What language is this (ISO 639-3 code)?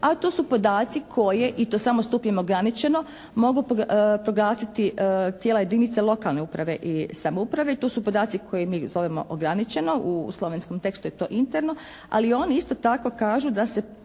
hrv